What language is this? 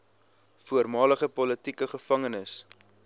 Afrikaans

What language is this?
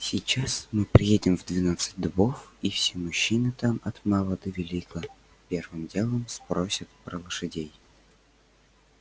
Russian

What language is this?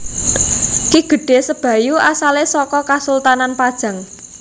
Javanese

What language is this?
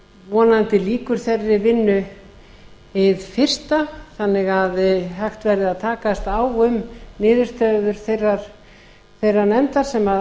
Icelandic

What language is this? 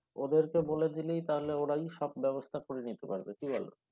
Bangla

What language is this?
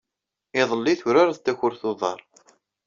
Kabyle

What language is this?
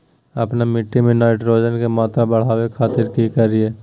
Magahi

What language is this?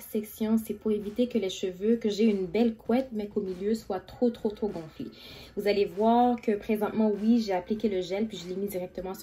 French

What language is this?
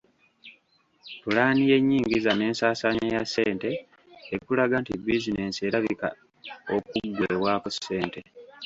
Ganda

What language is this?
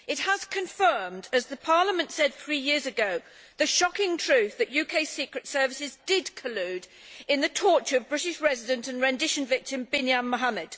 English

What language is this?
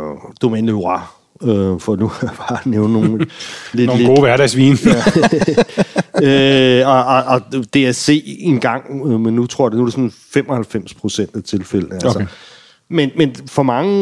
Danish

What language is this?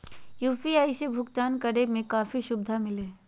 Magahi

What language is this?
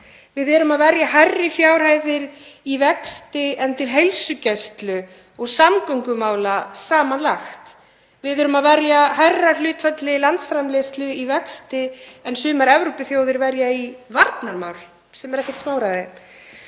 Icelandic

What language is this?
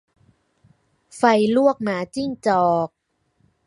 Thai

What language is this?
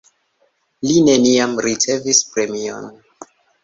Esperanto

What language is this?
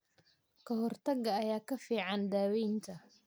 Somali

